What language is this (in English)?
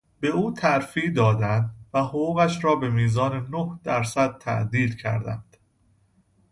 Persian